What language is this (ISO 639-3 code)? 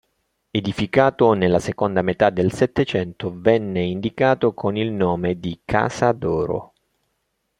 ita